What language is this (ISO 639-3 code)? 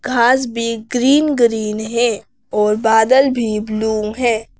hin